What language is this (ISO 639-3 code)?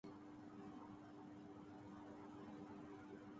urd